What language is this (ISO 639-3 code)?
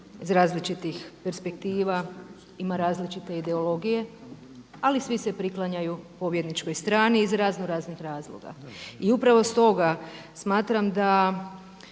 hrv